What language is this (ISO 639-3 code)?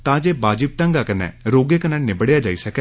doi